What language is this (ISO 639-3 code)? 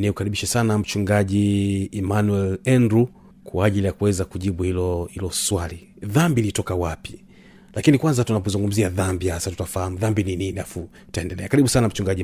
swa